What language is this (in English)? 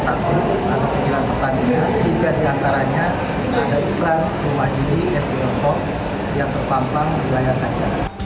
Indonesian